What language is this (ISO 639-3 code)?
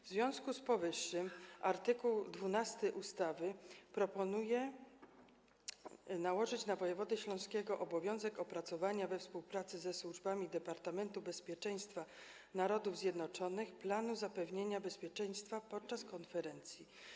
pol